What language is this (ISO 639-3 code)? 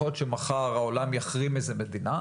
heb